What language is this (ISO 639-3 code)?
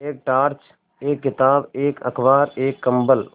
hin